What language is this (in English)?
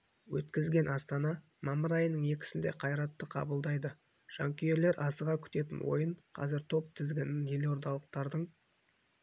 Kazakh